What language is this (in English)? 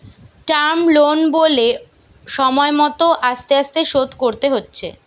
Bangla